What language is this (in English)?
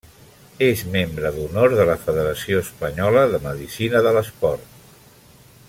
Catalan